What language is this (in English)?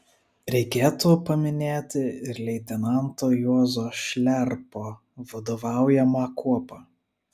Lithuanian